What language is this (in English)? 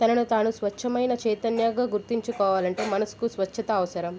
Telugu